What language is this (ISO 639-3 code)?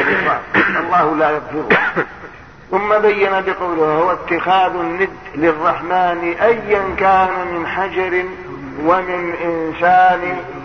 ara